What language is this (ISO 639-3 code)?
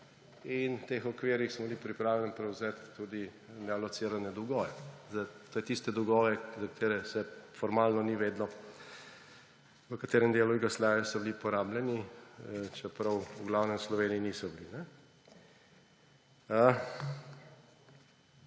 slv